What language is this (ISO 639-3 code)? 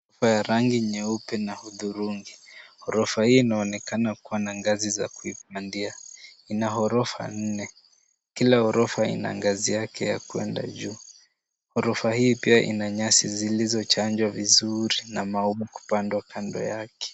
swa